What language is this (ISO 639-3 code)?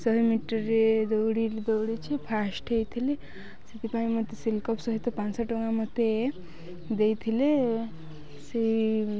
ori